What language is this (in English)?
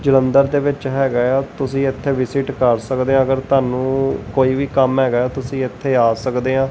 Punjabi